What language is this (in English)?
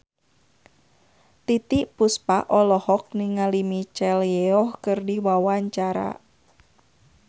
Sundanese